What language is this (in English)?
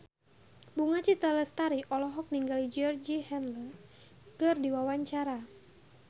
Sundanese